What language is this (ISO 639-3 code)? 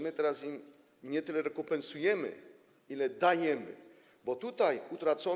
pol